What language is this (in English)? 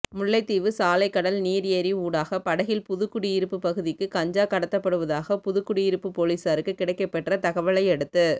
Tamil